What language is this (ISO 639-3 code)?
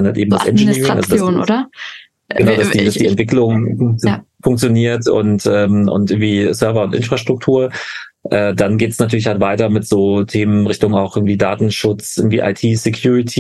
deu